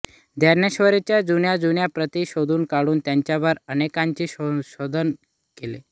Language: Marathi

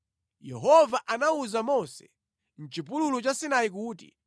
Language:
Nyanja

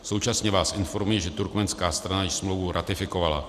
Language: Czech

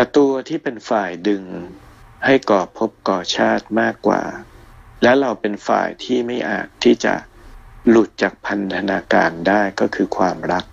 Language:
Thai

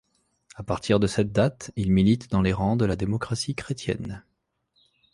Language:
French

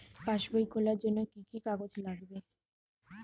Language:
Bangla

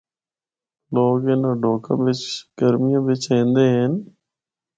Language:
Northern Hindko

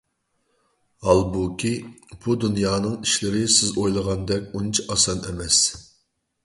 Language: Uyghur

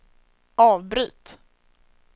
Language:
Swedish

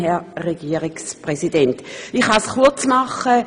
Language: Swiss German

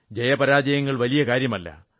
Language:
Malayalam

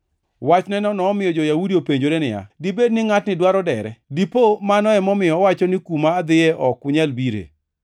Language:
Luo (Kenya and Tanzania)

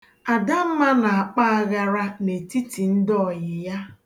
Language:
Igbo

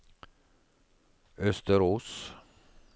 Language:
Norwegian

